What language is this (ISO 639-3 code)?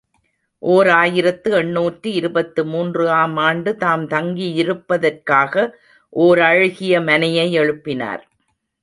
tam